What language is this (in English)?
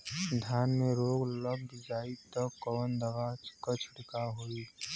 Bhojpuri